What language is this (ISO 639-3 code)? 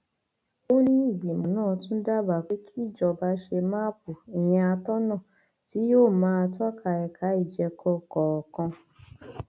yor